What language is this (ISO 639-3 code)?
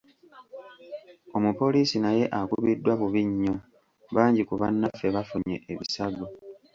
lug